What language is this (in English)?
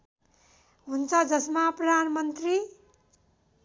Nepali